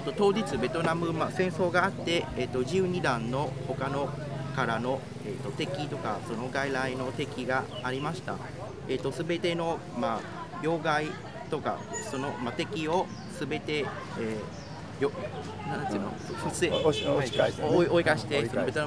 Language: Japanese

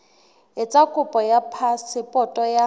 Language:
Southern Sotho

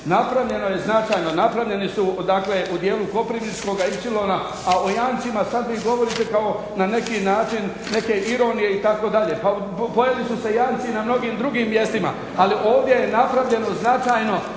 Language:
Croatian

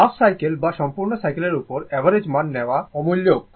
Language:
Bangla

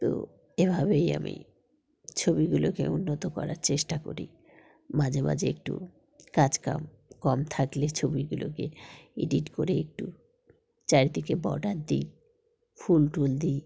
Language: Bangla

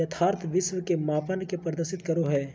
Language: Magahi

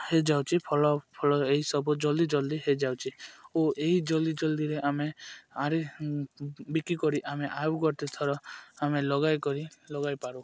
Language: Odia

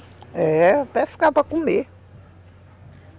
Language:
Portuguese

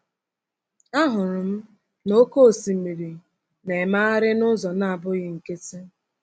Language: Igbo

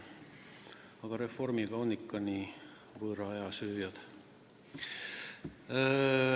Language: Estonian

